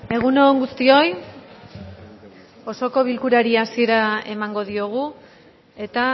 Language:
Basque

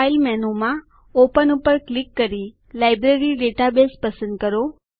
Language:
Gujarati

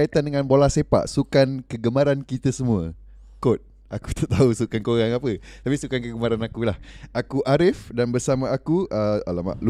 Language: Malay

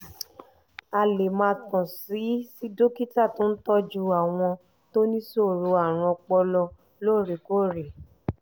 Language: Yoruba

